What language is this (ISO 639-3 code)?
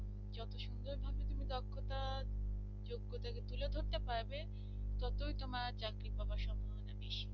ben